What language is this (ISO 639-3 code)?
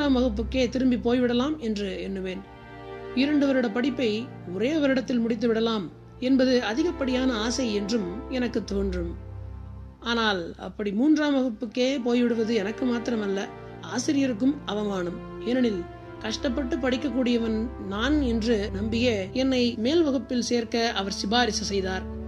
tam